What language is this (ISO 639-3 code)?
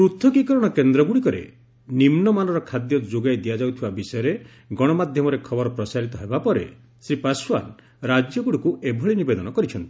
ori